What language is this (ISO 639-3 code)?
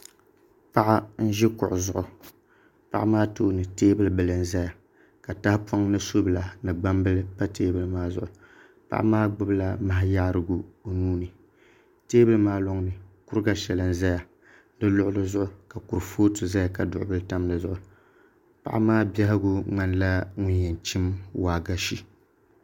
dag